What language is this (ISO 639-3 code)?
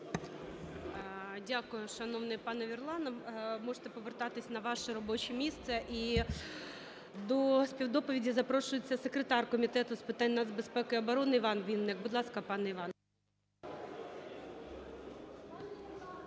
ukr